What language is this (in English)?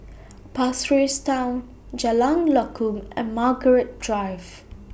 English